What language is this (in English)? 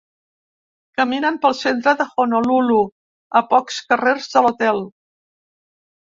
Catalan